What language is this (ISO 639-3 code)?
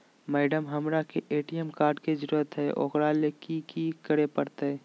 mag